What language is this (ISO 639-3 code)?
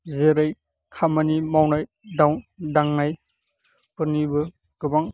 brx